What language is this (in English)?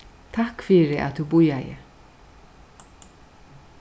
Faroese